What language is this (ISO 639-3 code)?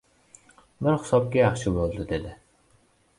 uzb